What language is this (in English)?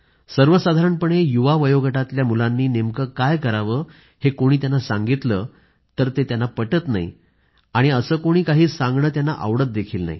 Marathi